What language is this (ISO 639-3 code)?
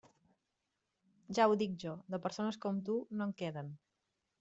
cat